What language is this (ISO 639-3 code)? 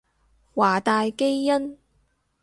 yue